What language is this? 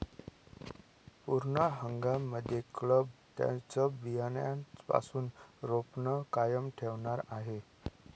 Marathi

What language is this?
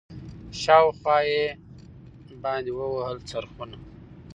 Pashto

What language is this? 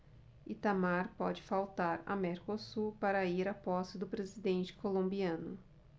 Portuguese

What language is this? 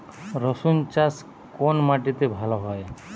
Bangla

